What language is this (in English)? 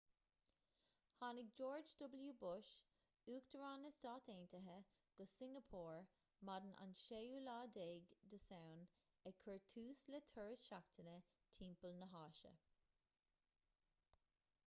Irish